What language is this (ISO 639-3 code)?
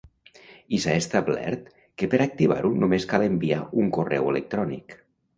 cat